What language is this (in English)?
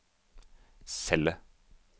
Norwegian